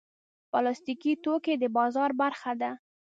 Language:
Pashto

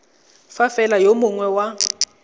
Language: Tswana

